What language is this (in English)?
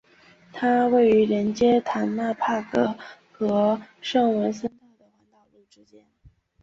Chinese